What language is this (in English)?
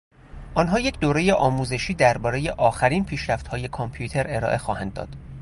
Persian